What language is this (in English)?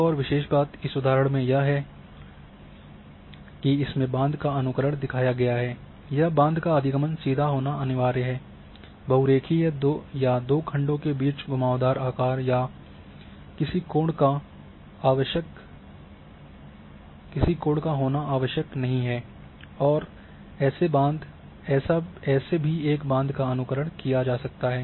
Hindi